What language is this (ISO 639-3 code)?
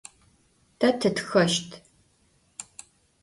ady